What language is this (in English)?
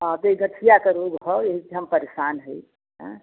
Hindi